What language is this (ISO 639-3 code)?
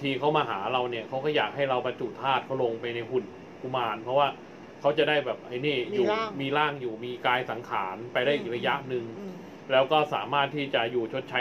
tha